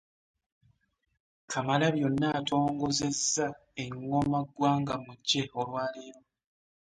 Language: Ganda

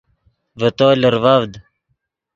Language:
Yidgha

